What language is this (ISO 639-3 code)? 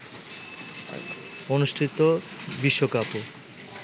ben